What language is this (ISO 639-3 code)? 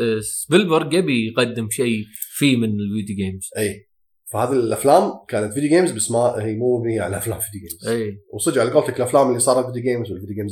ara